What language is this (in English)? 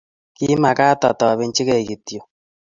Kalenjin